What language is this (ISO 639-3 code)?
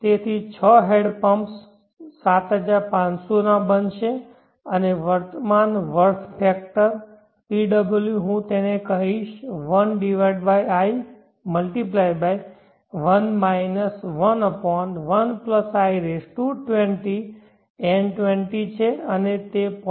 guj